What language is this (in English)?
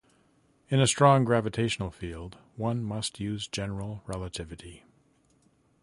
English